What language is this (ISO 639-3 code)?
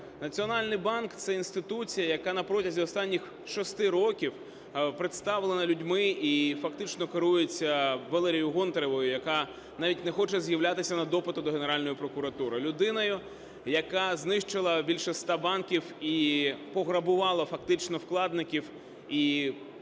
ukr